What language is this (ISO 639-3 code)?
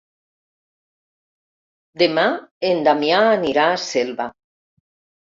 cat